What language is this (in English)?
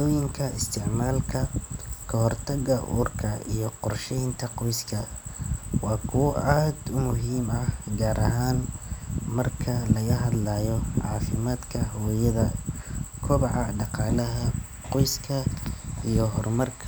Somali